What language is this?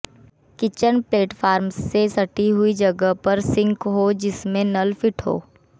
Hindi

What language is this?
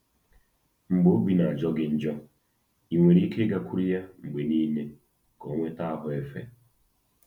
Igbo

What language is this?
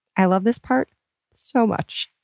English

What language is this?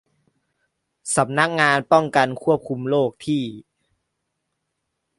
Thai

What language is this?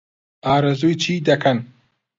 Central Kurdish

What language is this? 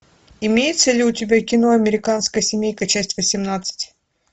Russian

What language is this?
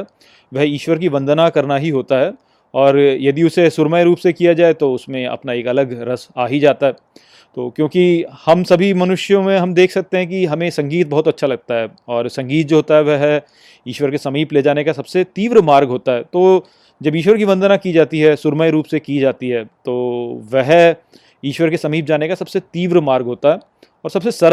Hindi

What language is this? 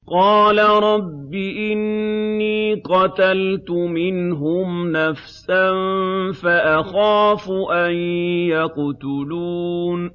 Arabic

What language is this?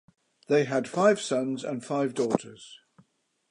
English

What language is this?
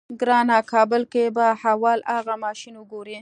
Pashto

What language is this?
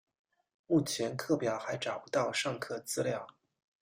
Chinese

